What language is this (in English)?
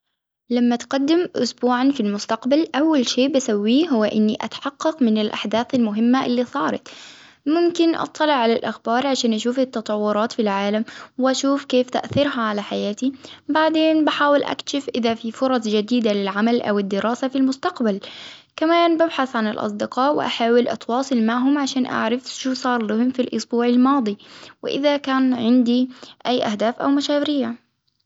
Hijazi Arabic